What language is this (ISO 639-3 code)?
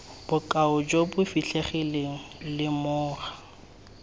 tsn